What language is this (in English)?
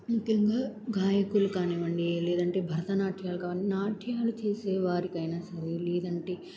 Telugu